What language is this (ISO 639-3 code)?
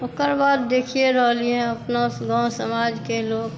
mai